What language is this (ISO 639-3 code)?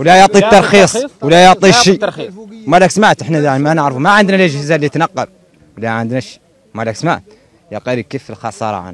ara